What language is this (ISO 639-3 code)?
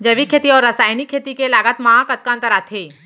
hne